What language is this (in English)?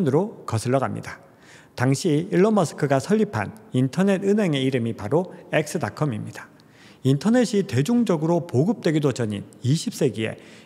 Korean